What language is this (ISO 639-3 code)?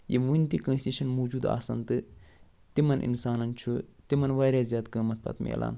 kas